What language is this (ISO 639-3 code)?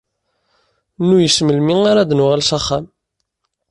kab